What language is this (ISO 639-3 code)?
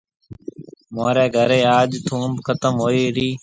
mve